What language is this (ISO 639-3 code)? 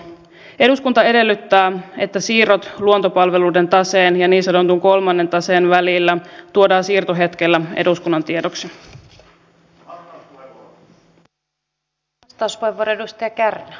fin